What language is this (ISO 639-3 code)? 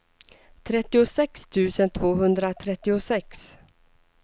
swe